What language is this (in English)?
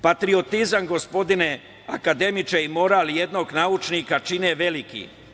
Serbian